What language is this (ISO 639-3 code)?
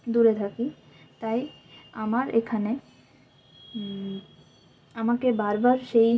ben